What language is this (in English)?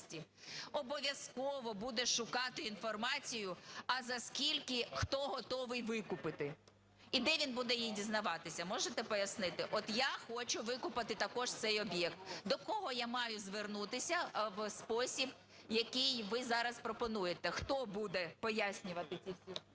Ukrainian